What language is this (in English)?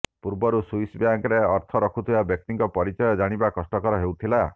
Odia